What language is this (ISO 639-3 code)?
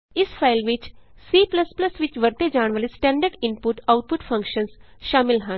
pan